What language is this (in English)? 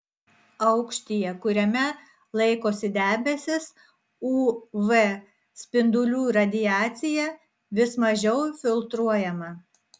Lithuanian